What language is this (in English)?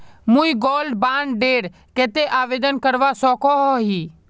Magahi